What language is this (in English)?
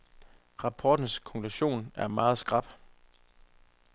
Danish